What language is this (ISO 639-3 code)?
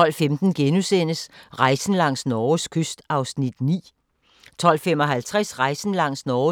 dan